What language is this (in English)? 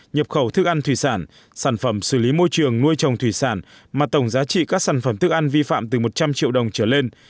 Vietnamese